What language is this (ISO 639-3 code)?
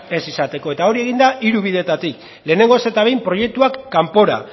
eus